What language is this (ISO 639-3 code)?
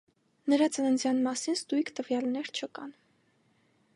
hye